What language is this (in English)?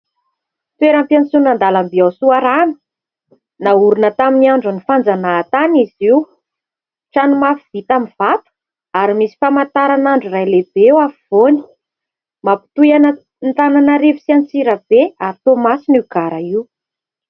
Malagasy